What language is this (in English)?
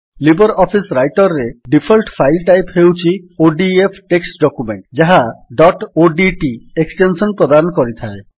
Odia